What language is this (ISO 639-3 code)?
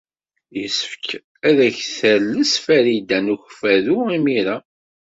kab